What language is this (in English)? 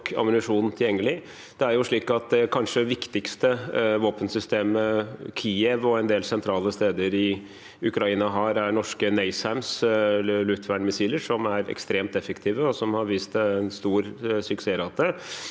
Norwegian